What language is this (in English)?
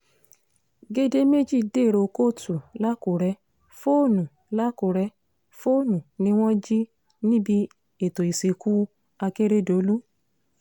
Yoruba